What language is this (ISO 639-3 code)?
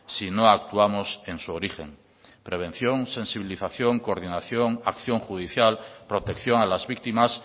spa